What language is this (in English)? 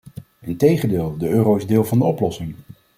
Dutch